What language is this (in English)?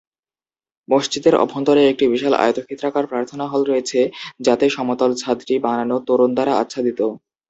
Bangla